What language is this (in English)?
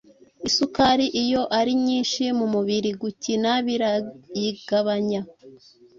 Kinyarwanda